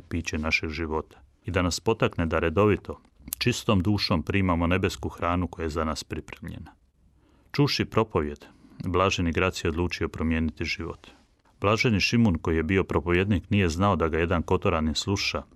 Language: Croatian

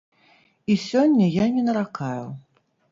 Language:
Belarusian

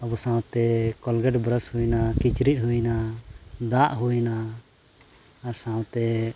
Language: Santali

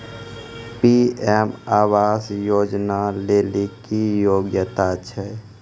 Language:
Maithili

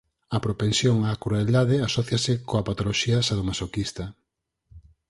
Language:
Galician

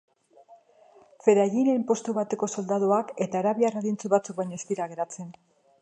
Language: Basque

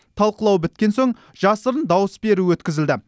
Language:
Kazakh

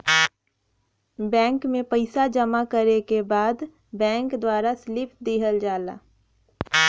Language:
Bhojpuri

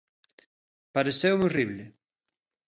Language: Galician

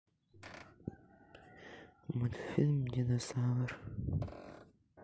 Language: Russian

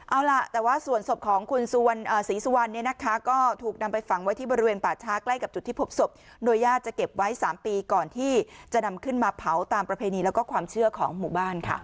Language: Thai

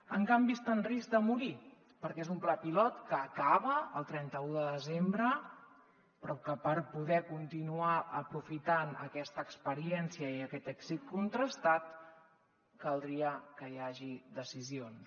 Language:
Catalan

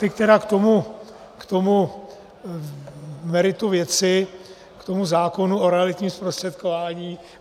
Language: Czech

